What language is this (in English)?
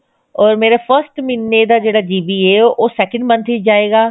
Punjabi